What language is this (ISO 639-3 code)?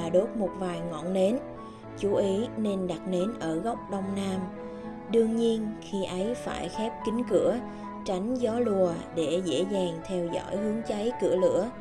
vie